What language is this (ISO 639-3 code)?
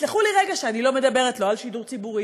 heb